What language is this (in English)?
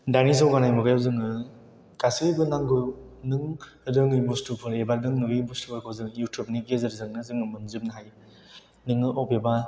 Bodo